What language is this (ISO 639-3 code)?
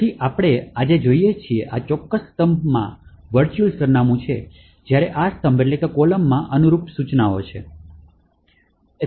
guj